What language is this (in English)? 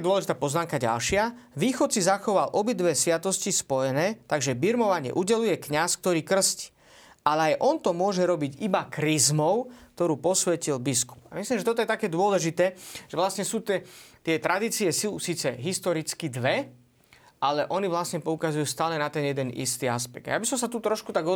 Slovak